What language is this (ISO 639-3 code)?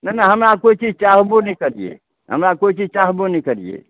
mai